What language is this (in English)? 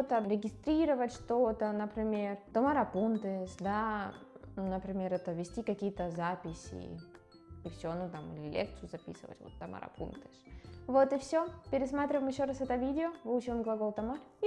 Russian